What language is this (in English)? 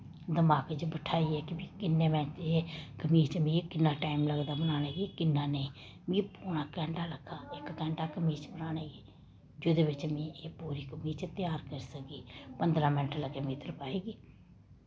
Dogri